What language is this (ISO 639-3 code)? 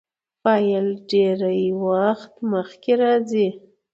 pus